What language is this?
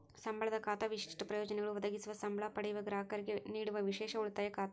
Kannada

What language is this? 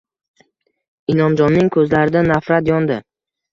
Uzbek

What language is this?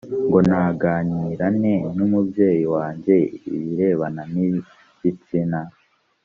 Kinyarwanda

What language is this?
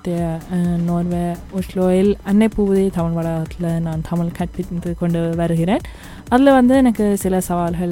Tamil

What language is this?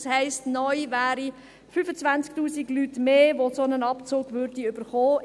Swiss German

